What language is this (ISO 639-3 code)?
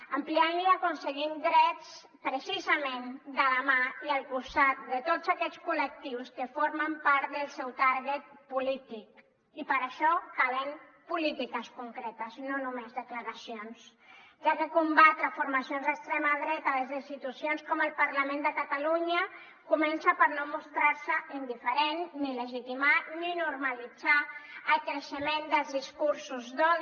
cat